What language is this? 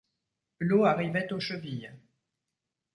French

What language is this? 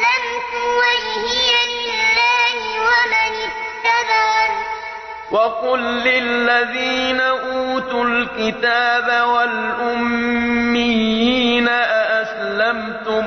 Arabic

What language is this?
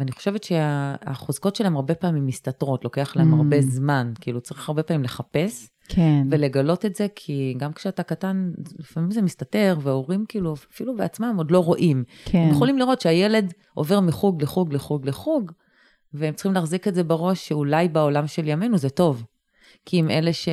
Hebrew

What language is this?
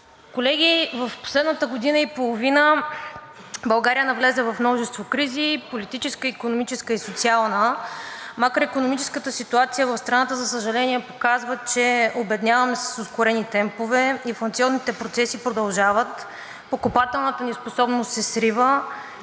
Bulgarian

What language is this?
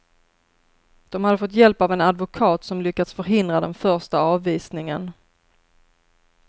Swedish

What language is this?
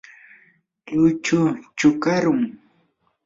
Yanahuanca Pasco Quechua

